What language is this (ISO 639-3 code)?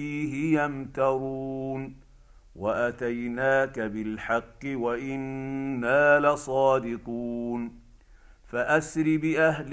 ara